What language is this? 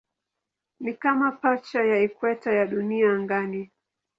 Swahili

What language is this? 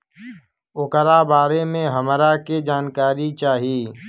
Bhojpuri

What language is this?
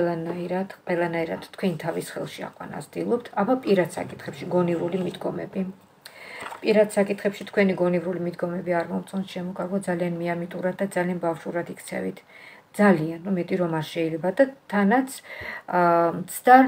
Romanian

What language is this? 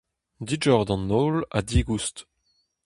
Breton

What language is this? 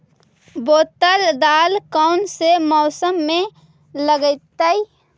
Magahi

